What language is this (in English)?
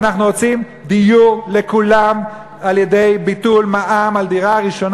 Hebrew